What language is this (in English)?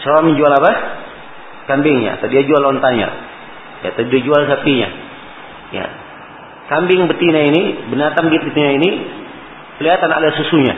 Malay